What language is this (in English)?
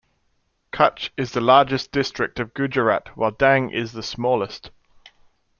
English